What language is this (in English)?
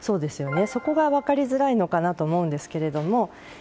Japanese